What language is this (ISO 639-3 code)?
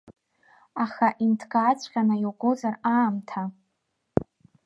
abk